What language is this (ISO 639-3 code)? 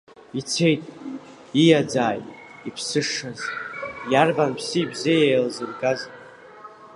abk